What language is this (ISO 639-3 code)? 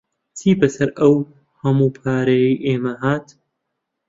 ckb